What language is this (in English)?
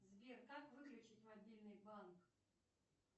Russian